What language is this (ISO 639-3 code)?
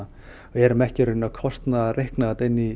isl